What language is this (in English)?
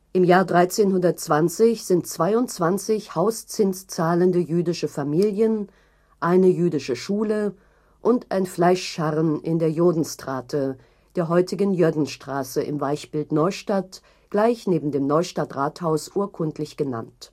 German